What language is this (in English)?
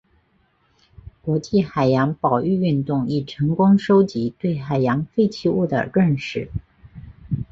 Chinese